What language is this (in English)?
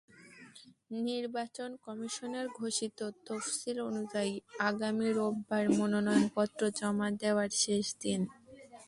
Bangla